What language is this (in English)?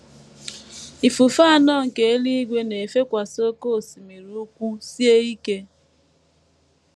Igbo